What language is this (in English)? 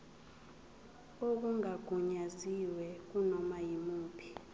Zulu